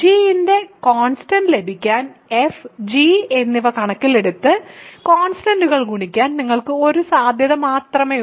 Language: Malayalam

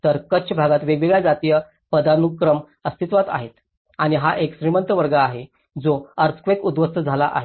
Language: Marathi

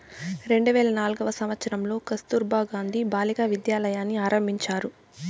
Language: Telugu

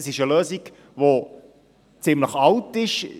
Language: Swiss German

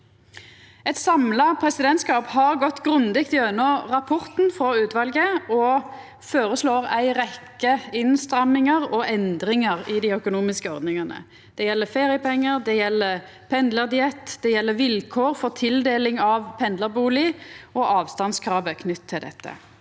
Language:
Norwegian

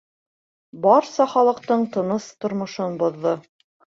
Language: Bashkir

